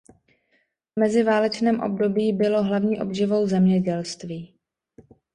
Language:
Czech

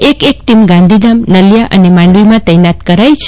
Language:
Gujarati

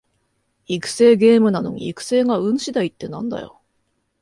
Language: Japanese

